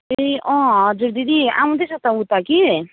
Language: Nepali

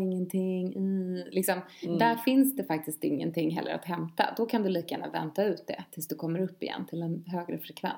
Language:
Swedish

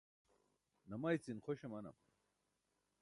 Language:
Burushaski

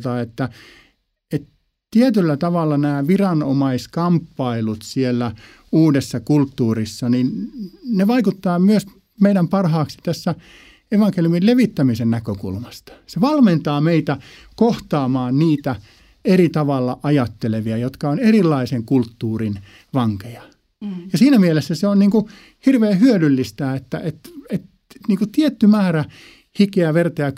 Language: Finnish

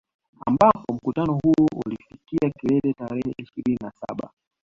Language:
Swahili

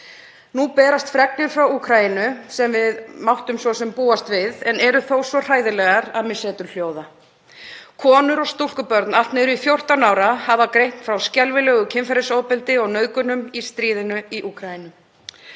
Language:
Icelandic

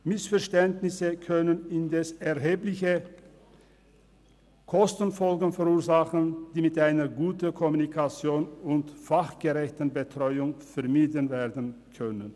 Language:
Swiss German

